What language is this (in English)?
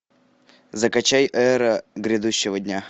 Russian